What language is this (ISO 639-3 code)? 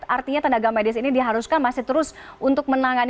ind